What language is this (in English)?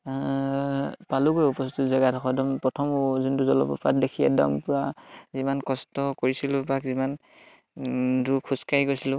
Assamese